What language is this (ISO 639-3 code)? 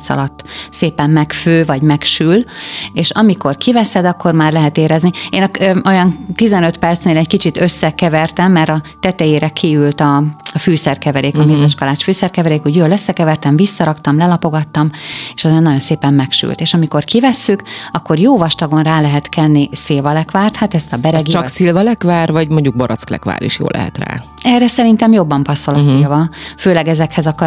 hun